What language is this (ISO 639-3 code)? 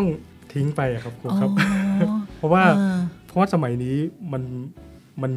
tha